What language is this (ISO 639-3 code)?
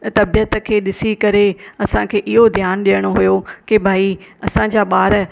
snd